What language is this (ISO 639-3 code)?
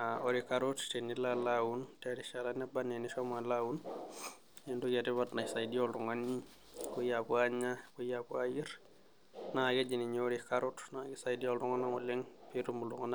mas